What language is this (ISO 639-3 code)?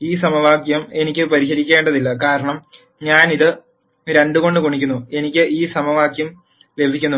mal